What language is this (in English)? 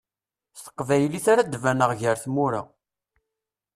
Kabyle